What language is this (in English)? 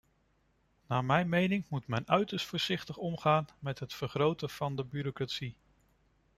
Dutch